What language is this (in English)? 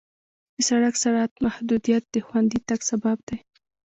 Pashto